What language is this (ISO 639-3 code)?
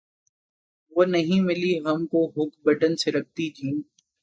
urd